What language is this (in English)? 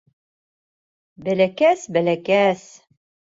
Bashkir